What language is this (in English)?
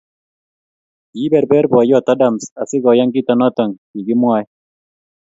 Kalenjin